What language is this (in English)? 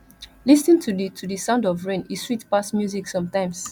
Nigerian Pidgin